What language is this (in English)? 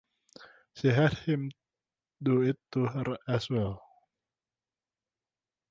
English